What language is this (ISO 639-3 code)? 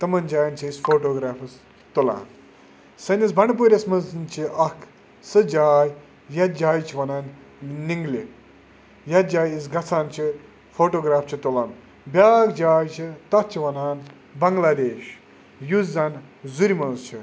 kas